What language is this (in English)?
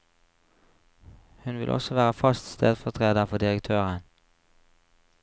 Norwegian